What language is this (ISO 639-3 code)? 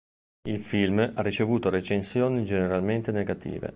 ita